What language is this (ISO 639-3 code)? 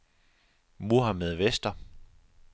dan